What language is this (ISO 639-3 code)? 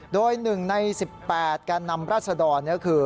tha